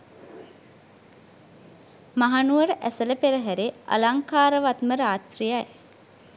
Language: Sinhala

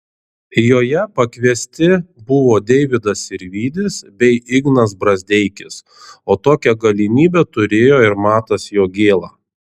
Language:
Lithuanian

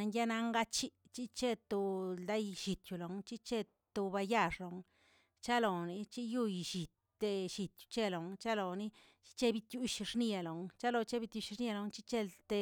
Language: Tilquiapan Zapotec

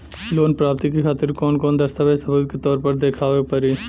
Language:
Bhojpuri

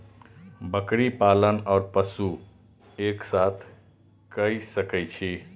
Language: Maithili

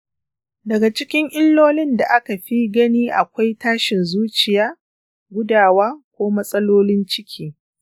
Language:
Hausa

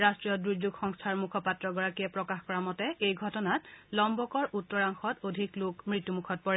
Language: Assamese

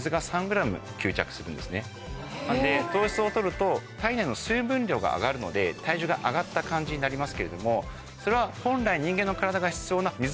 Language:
Japanese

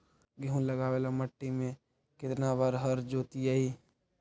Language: Magahi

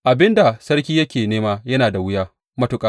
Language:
Hausa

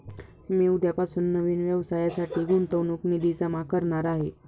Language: Marathi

